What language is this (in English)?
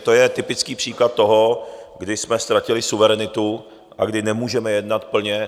Czech